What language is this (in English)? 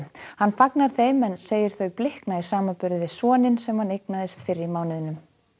Icelandic